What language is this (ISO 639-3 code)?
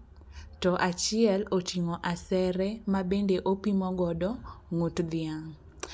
luo